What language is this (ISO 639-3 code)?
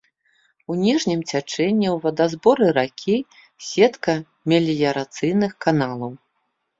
bel